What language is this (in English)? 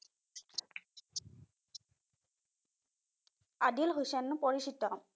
Assamese